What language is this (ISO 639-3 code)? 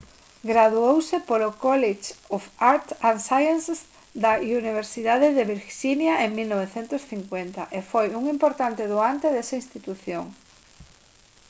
glg